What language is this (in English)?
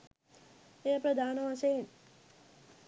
Sinhala